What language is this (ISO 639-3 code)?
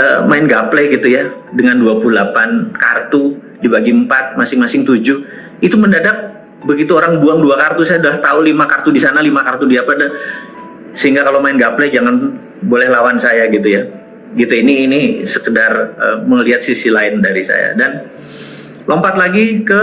ind